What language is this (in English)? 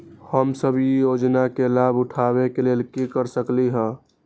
Magahi